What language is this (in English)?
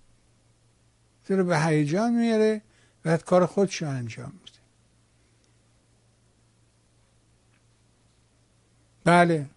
Persian